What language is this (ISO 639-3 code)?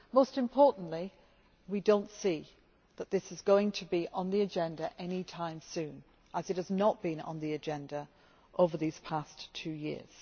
eng